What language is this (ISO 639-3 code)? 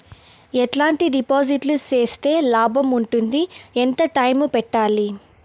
tel